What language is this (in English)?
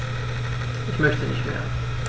German